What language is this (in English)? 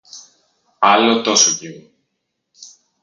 Greek